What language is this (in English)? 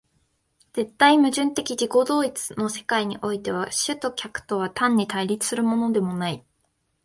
Japanese